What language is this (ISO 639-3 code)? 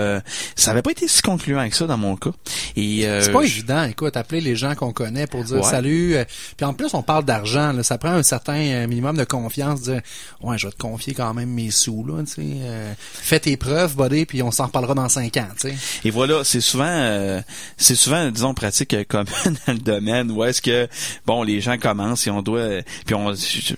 fra